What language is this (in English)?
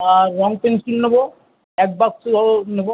Bangla